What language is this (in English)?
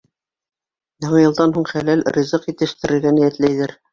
Bashkir